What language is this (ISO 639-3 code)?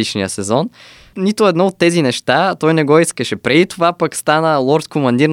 bul